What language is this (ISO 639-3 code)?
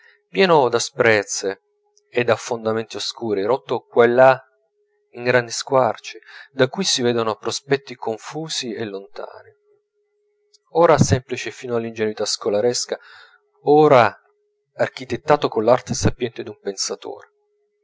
ita